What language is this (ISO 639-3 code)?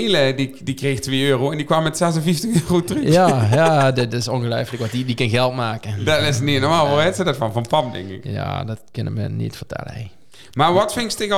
nld